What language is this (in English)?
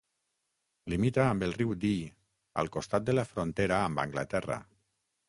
Catalan